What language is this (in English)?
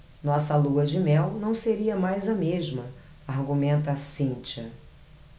Portuguese